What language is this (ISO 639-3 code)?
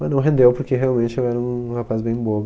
por